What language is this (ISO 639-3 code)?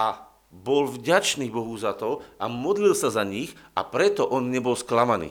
slk